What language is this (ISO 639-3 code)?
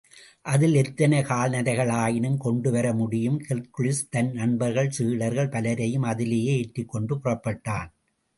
tam